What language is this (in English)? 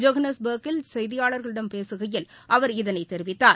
Tamil